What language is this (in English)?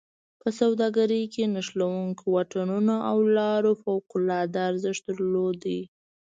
Pashto